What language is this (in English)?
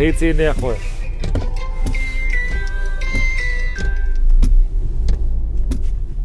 Arabic